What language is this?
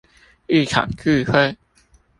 Chinese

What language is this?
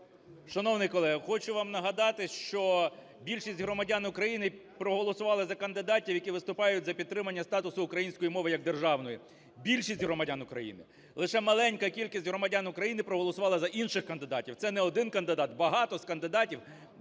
Ukrainian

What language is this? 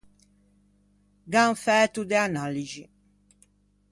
Ligurian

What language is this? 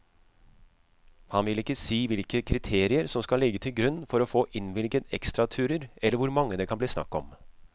Norwegian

